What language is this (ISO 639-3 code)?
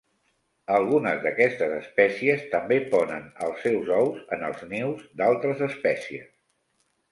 cat